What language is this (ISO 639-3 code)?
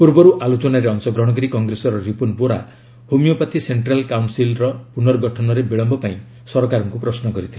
ori